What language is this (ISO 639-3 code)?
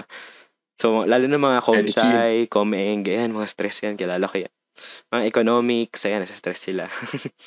fil